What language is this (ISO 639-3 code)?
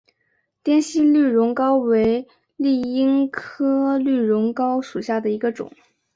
zho